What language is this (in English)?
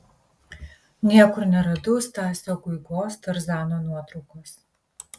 Lithuanian